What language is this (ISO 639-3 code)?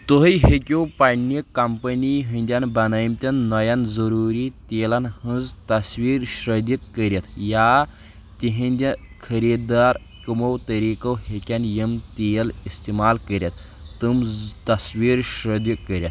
kas